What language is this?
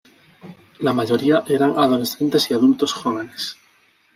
Spanish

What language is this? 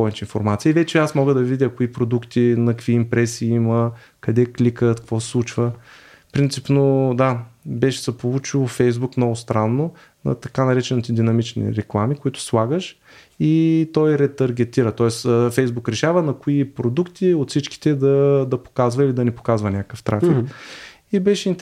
Bulgarian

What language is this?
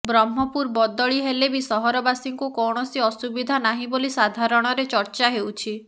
Odia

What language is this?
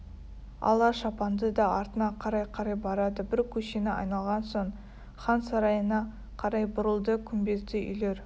Kazakh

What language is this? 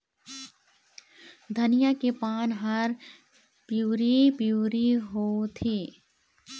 Chhattisgarhi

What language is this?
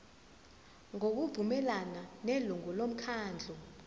Zulu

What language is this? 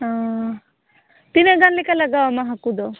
Santali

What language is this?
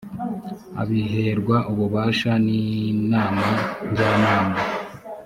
Kinyarwanda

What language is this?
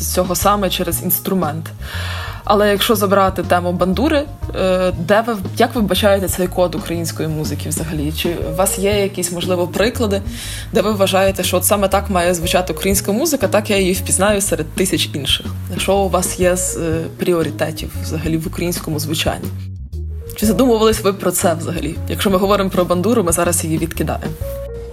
Ukrainian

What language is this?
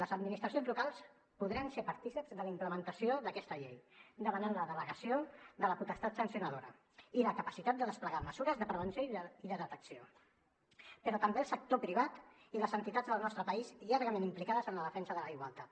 Catalan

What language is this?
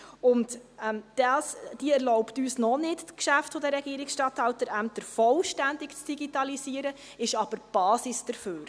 Swiss German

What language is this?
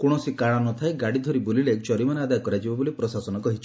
Odia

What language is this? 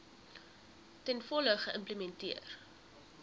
Afrikaans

